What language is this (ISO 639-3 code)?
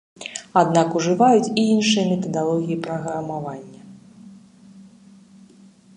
bel